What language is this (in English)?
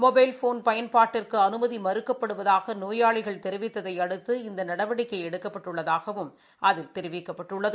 Tamil